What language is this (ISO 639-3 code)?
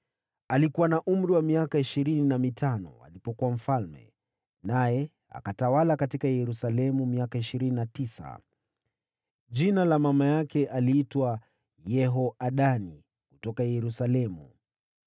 swa